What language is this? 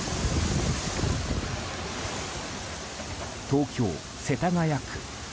Japanese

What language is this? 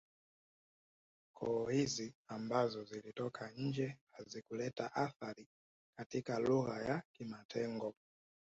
Swahili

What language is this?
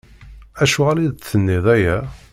Kabyle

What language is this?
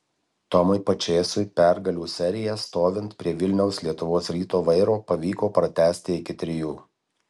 Lithuanian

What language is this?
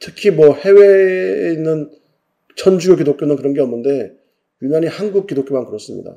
Korean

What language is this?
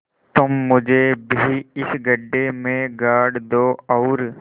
Hindi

